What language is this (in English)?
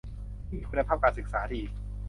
Thai